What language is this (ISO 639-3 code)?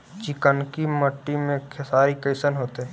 mag